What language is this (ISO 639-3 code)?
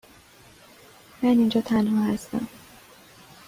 fas